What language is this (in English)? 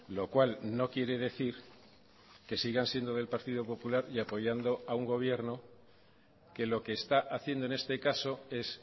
Spanish